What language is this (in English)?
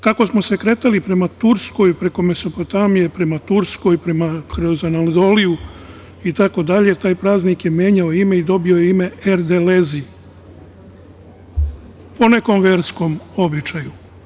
Serbian